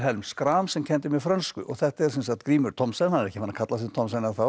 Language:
Icelandic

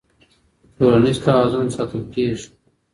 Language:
Pashto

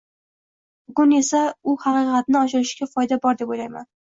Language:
Uzbek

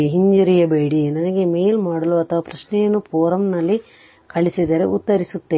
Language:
Kannada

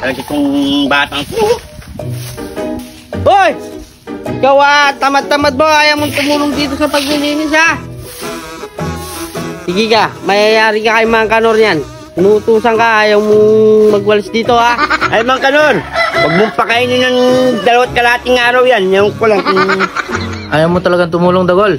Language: Filipino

